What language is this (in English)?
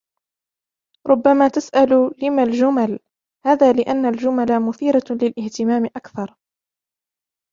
Arabic